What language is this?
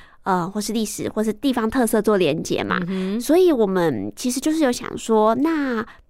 Chinese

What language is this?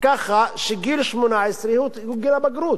Hebrew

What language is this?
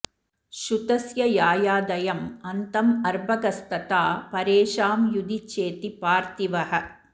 Sanskrit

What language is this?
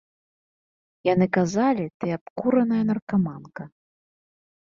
Belarusian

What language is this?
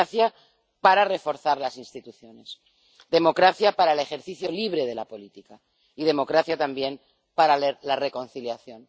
Spanish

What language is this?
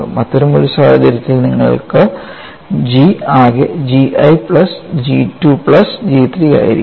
Malayalam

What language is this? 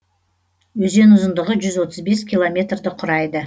Kazakh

